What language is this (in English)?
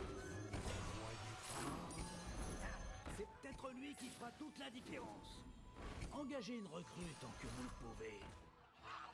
French